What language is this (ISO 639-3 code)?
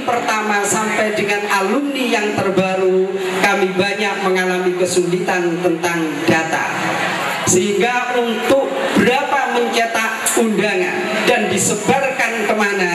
ind